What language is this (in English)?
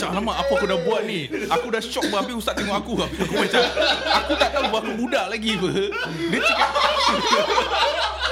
Malay